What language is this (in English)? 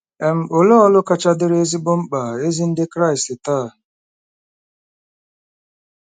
Igbo